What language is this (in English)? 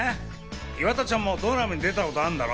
Japanese